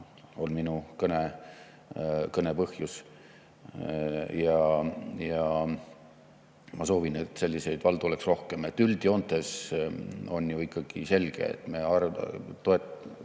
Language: Estonian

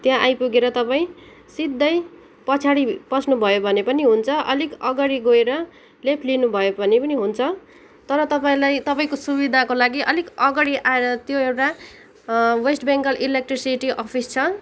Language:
Nepali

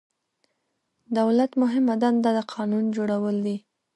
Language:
Pashto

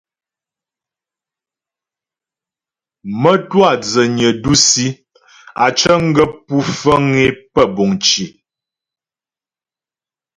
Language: Ghomala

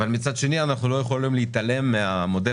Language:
Hebrew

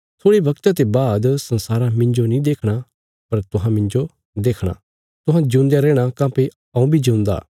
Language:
Bilaspuri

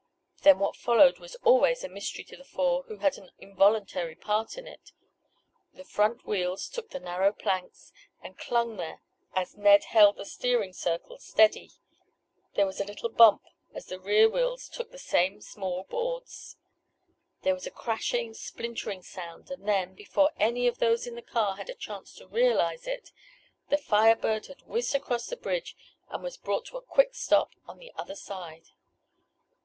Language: English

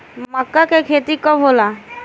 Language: Bhojpuri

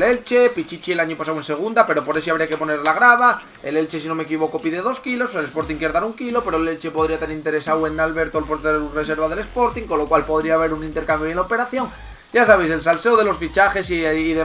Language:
Spanish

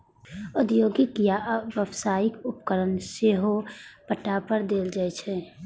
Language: Maithili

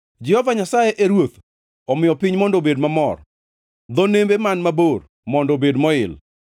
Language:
Luo (Kenya and Tanzania)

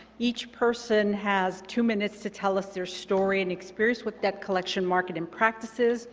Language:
English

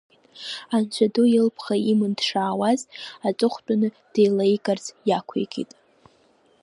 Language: Abkhazian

